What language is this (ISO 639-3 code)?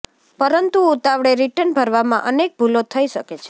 guj